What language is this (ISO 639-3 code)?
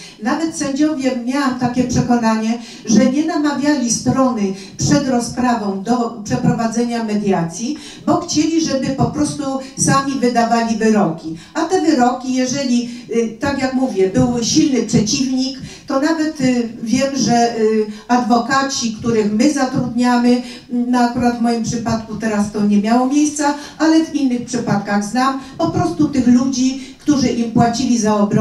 pol